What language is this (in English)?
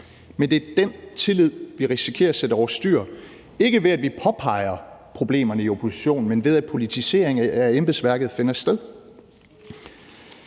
Danish